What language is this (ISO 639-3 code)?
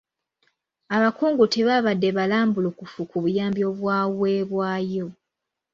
lug